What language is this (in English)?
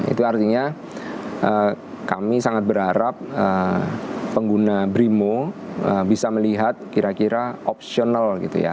Indonesian